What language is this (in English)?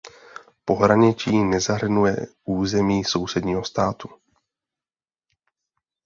Czech